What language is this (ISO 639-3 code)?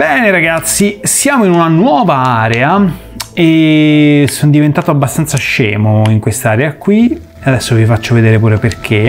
ita